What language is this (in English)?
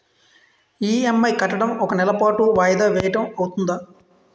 Telugu